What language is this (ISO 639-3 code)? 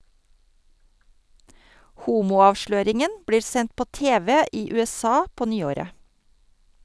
nor